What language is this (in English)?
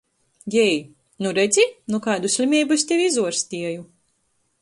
Latgalian